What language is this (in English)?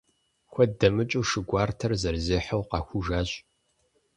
Kabardian